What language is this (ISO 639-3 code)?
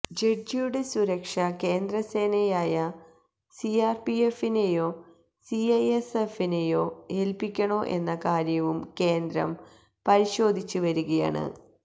mal